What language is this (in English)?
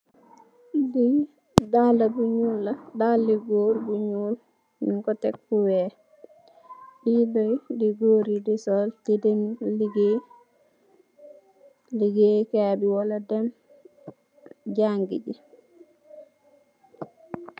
Wolof